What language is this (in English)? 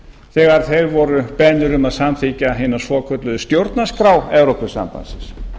Icelandic